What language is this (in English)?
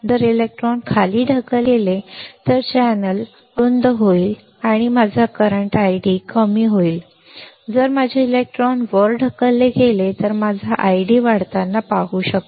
Marathi